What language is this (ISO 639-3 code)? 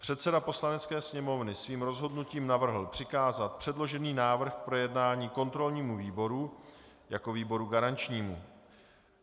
ces